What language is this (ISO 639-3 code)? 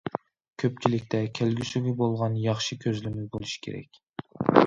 uig